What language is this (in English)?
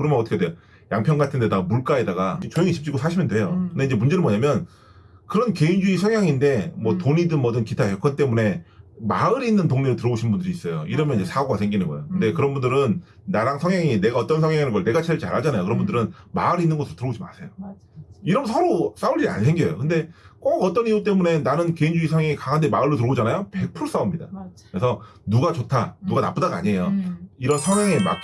Korean